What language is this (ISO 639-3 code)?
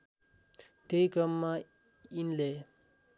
nep